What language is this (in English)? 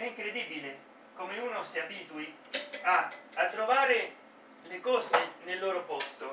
Italian